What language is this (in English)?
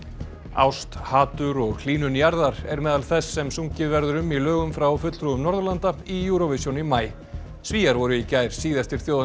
Icelandic